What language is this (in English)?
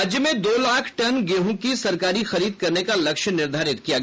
Hindi